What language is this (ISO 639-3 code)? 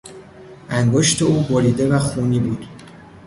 fas